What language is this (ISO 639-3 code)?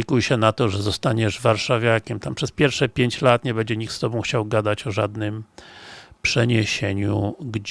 pol